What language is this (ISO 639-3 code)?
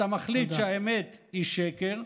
heb